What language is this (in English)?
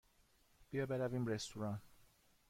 Persian